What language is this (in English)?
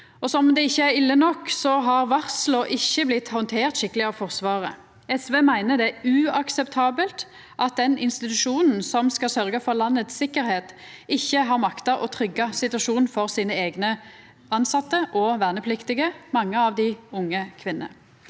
Norwegian